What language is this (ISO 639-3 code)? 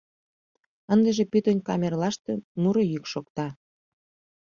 chm